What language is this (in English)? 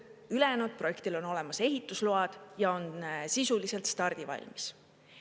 Estonian